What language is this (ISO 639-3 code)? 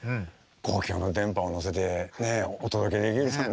jpn